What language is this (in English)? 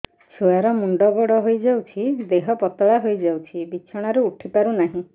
Odia